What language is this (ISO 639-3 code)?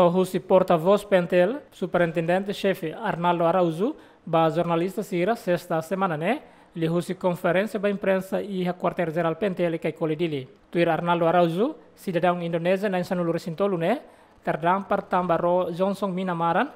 nld